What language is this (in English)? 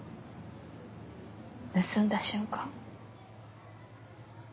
Japanese